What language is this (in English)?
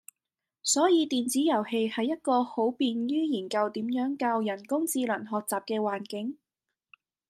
Cantonese